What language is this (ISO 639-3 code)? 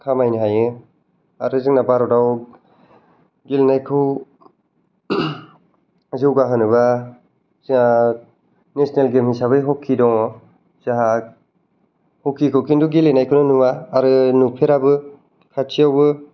brx